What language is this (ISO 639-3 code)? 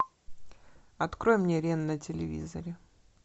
rus